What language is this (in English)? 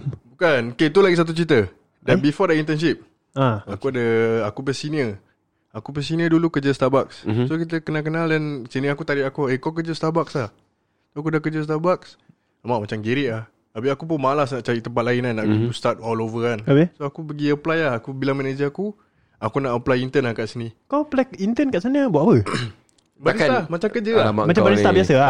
Malay